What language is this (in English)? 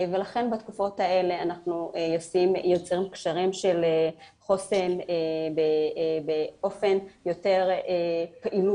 Hebrew